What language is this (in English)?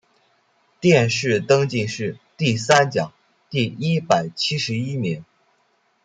Chinese